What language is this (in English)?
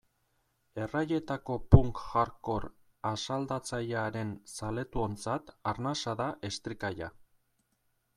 Basque